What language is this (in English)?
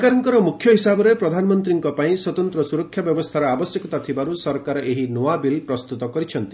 Odia